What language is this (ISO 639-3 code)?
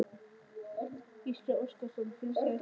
isl